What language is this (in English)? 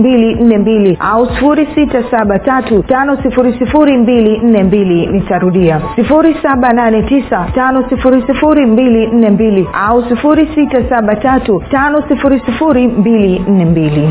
Swahili